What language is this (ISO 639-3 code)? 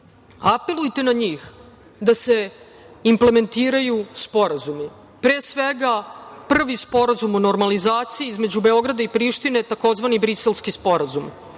srp